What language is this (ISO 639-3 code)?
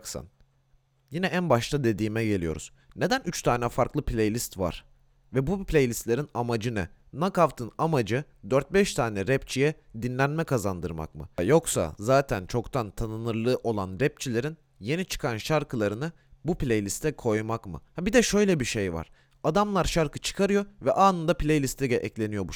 tur